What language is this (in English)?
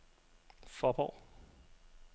Danish